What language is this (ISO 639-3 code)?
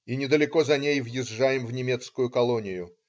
rus